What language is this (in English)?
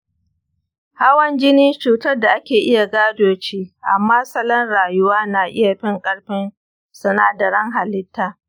Hausa